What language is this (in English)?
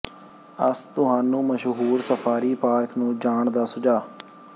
Punjabi